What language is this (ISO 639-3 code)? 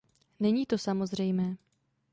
ces